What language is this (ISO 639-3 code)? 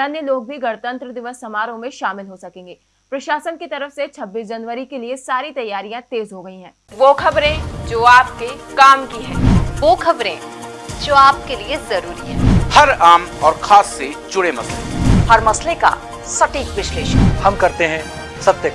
hin